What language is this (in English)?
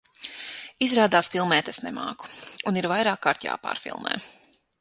Latvian